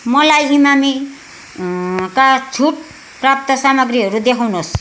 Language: Nepali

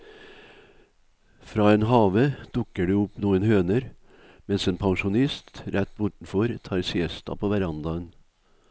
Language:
Norwegian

